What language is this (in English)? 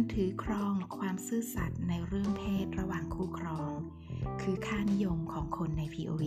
Thai